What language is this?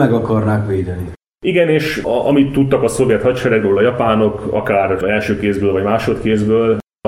Hungarian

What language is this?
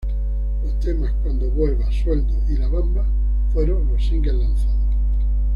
Spanish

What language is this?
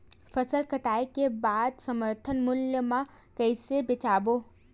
Chhattisgarhi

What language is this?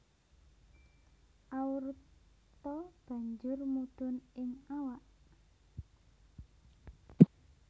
Javanese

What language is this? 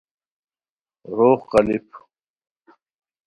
Khowar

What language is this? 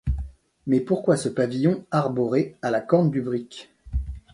French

